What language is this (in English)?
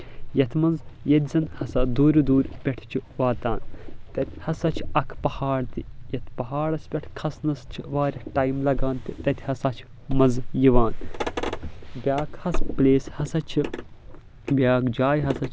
Kashmiri